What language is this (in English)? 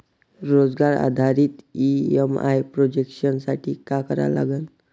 Marathi